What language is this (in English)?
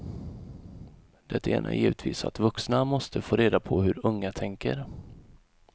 Swedish